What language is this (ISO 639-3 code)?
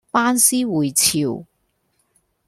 yue